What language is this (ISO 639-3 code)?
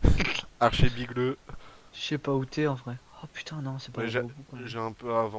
fra